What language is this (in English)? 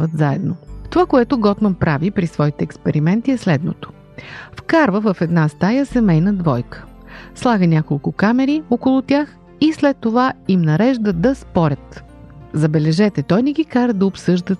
Bulgarian